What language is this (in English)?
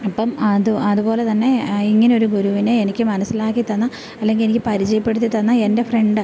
Malayalam